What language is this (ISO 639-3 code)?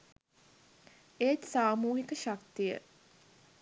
sin